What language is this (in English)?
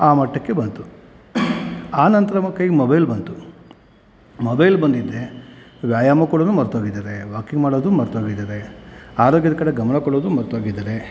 Kannada